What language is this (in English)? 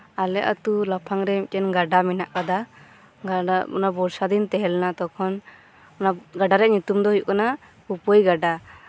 Santali